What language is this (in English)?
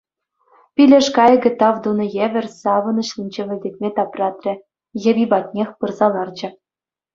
Chuvash